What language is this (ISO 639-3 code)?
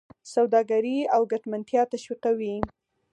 pus